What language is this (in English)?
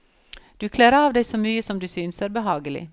Norwegian